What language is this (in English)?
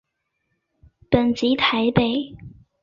Chinese